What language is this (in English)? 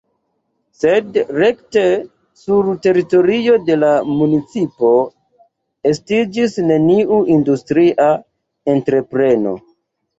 Esperanto